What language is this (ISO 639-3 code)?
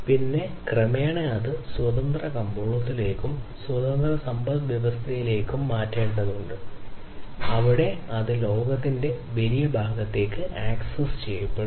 mal